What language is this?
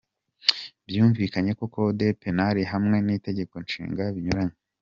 Kinyarwanda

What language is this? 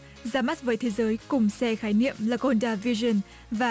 Vietnamese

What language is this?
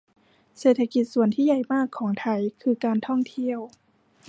Thai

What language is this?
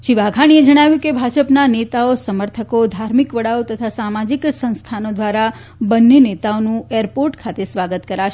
Gujarati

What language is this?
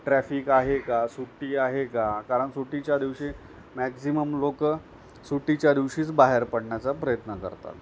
Marathi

